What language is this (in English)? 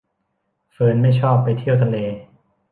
Thai